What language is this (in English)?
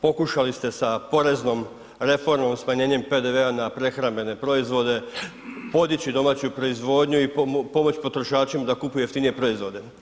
Croatian